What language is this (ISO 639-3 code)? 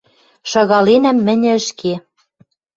mrj